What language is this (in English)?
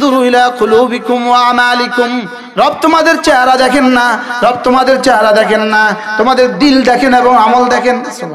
Bangla